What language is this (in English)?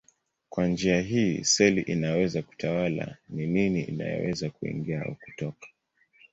Swahili